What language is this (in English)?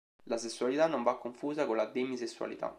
Italian